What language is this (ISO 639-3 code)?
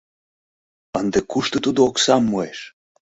chm